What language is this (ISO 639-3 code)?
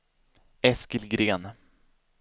swe